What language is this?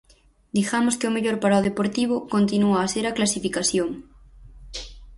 Galician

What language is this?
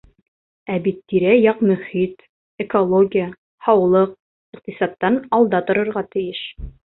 Bashkir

